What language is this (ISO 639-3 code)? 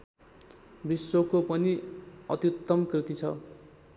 nep